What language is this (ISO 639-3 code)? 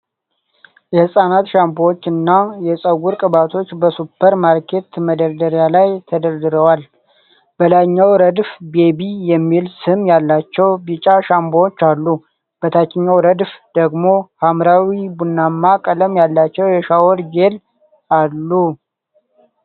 amh